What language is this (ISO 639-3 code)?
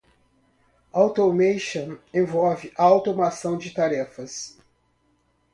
por